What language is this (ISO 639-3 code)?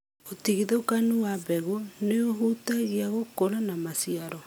kik